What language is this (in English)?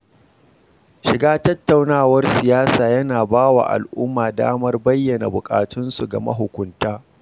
Hausa